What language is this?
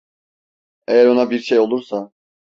Turkish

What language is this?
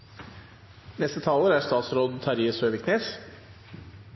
Norwegian Nynorsk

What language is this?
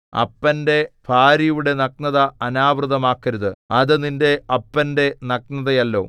Malayalam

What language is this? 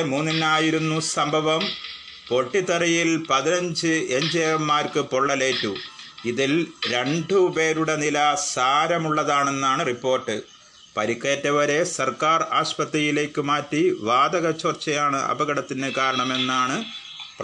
Malayalam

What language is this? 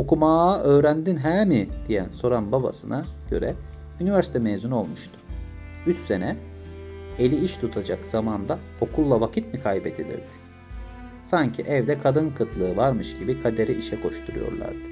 Turkish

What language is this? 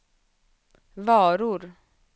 Swedish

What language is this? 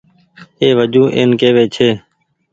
Goaria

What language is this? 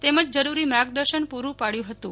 Gujarati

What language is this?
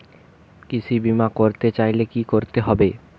Bangla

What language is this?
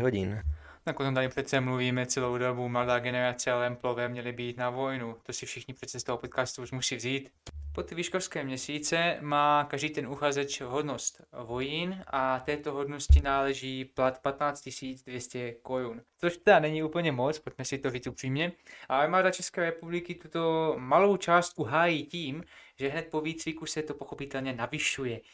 Czech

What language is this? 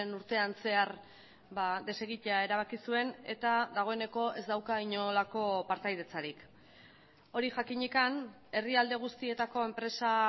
Basque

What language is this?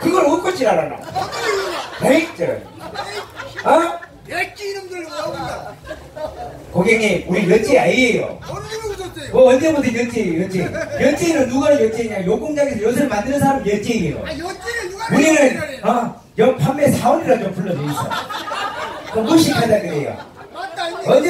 Korean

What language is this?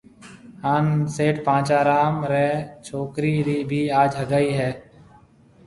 Marwari (Pakistan)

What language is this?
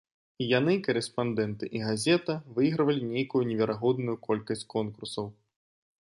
Belarusian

